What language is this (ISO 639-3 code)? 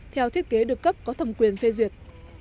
vie